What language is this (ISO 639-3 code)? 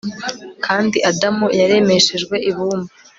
kin